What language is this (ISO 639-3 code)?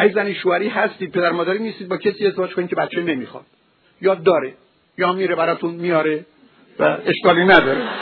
fas